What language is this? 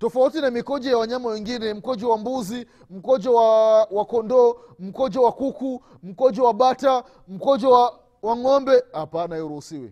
Swahili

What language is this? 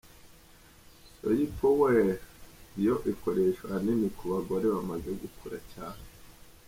Kinyarwanda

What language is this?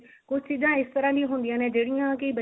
Punjabi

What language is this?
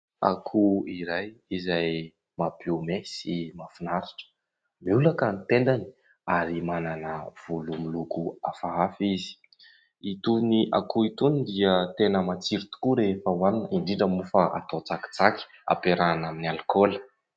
Malagasy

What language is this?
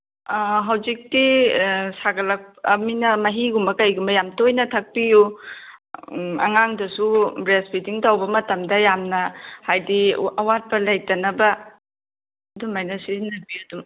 Manipuri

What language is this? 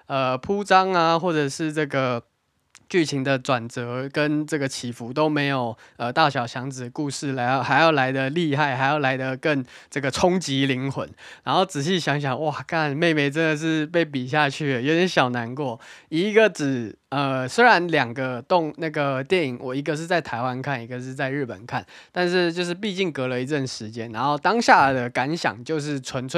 Chinese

